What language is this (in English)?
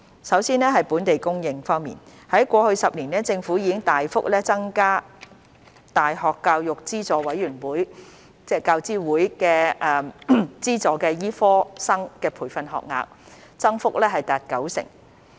Cantonese